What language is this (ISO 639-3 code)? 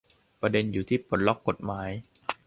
tha